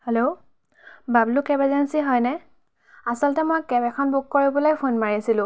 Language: Assamese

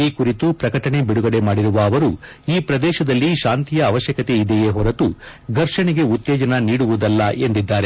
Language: Kannada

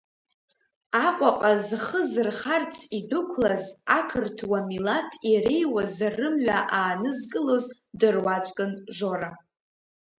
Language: Abkhazian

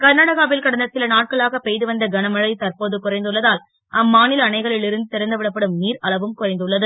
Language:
Tamil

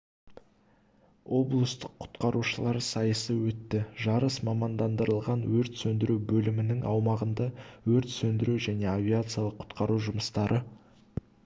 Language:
Kazakh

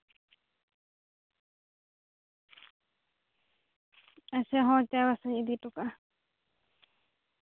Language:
Santali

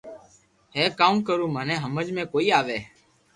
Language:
Loarki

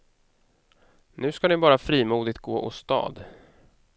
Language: Swedish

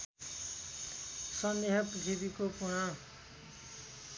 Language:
Nepali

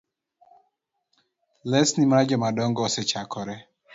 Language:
Luo (Kenya and Tanzania)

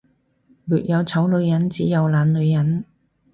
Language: Cantonese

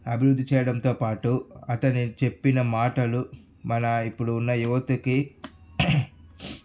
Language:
Telugu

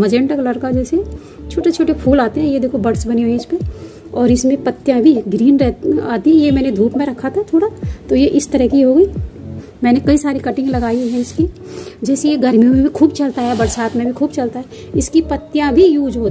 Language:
Hindi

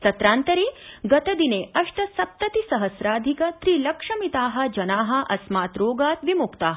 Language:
Sanskrit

